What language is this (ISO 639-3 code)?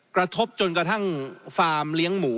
tha